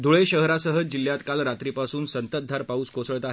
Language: Marathi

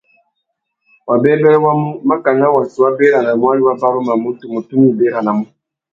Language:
Tuki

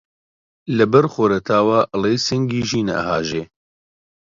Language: Central Kurdish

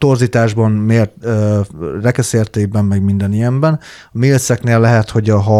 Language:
Hungarian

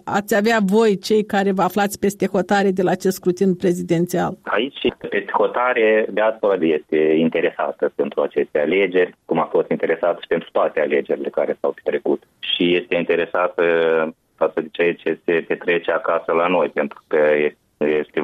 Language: Romanian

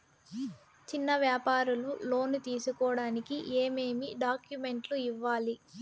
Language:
Telugu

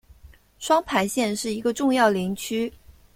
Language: Chinese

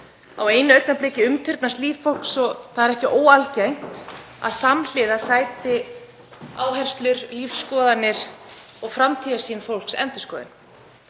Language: Icelandic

